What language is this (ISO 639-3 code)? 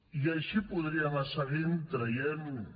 cat